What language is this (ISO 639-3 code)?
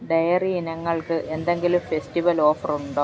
mal